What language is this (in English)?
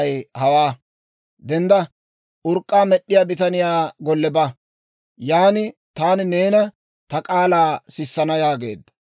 Dawro